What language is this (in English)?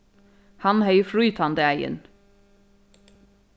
Faroese